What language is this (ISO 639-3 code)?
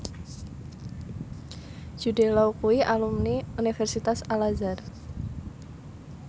jav